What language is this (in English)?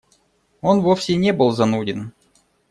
Russian